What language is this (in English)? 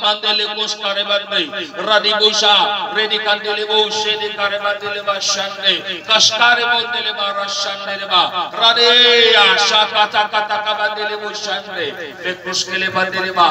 Filipino